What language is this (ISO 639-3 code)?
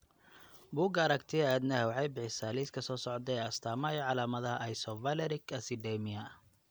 som